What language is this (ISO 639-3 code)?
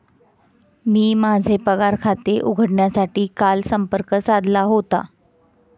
mar